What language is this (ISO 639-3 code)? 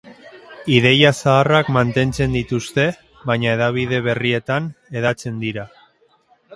eus